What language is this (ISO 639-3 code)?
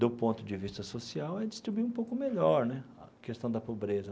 por